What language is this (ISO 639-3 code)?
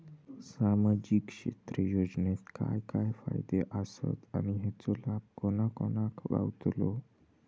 mar